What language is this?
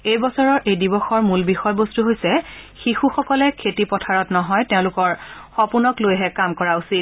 Assamese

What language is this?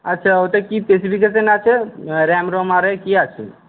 Bangla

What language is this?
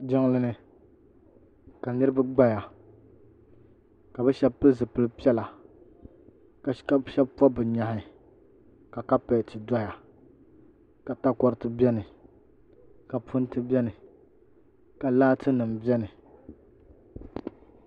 Dagbani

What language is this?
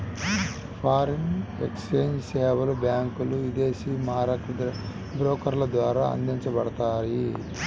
Telugu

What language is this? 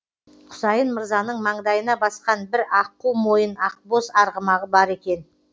Kazakh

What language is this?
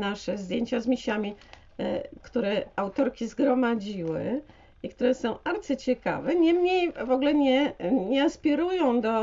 Polish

